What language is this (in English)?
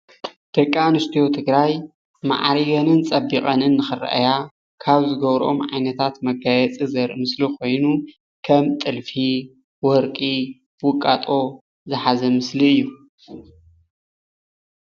Tigrinya